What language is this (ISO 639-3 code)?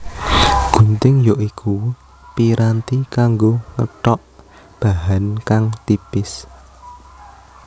jav